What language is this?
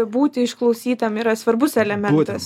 Lithuanian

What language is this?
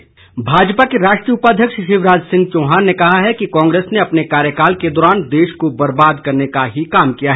Hindi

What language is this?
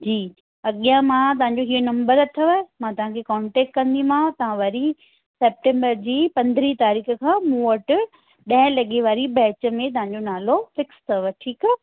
Sindhi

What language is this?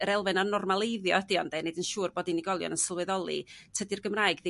Welsh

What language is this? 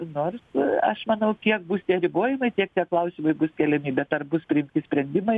Lithuanian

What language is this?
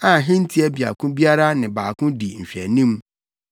Akan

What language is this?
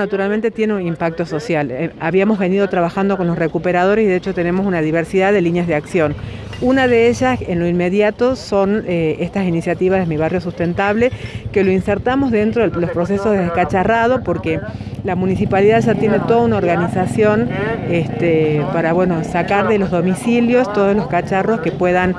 Spanish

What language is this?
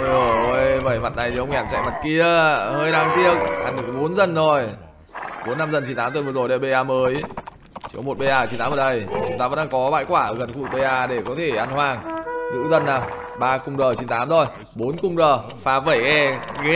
Vietnamese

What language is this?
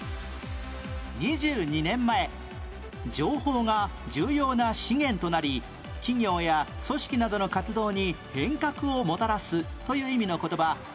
Japanese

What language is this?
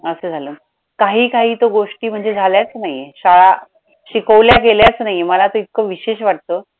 Marathi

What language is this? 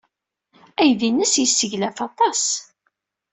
Kabyle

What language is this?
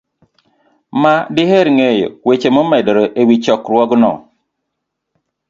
Luo (Kenya and Tanzania)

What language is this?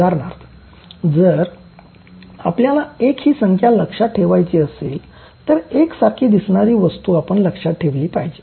Marathi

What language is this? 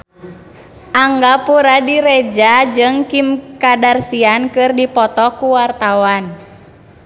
Sundanese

